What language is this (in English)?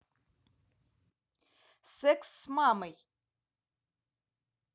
Russian